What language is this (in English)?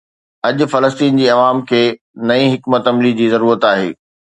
Sindhi